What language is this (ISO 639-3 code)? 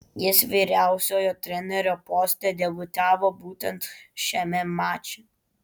lit